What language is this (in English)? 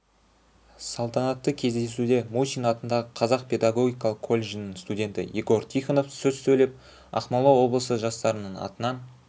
Kazakh